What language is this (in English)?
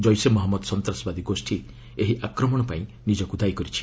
Odia